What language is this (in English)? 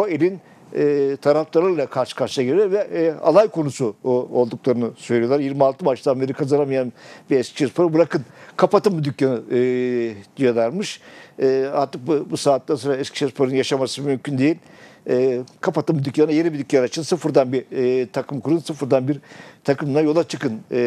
Turkish